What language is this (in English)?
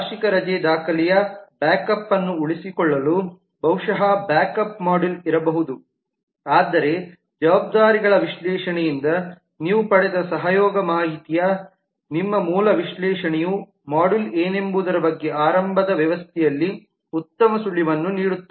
Kannada